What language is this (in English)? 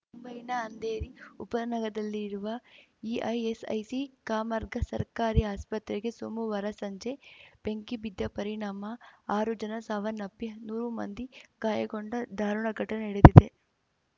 Kannada